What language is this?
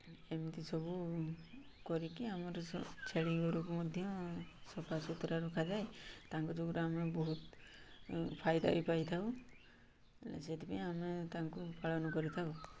Odia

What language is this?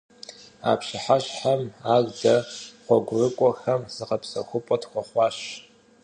Kabardian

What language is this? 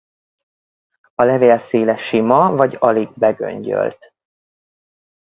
Hungarian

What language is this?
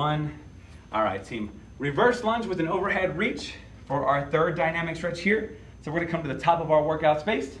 English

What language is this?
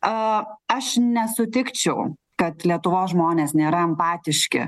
Lithuanian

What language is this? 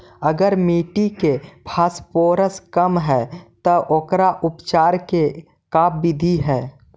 Magahi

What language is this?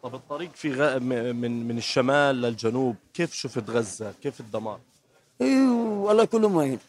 Arabic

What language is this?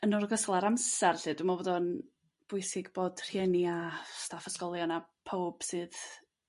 Welsh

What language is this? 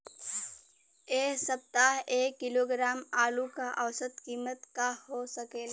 Bhojpuri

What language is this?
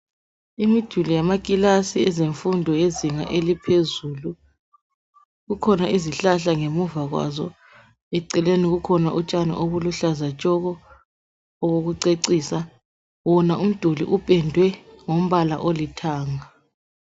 North Ndebele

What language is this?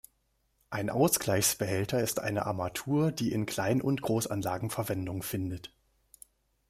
German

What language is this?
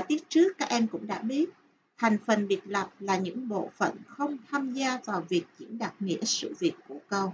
Vietnamese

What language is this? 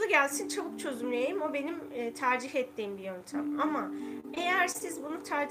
Turkish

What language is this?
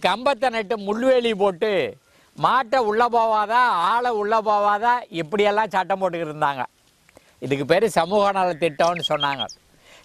English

